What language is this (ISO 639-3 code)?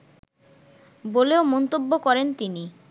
ben